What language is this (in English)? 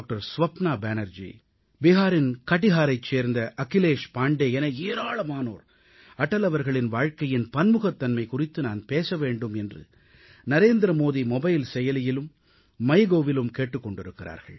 Tamil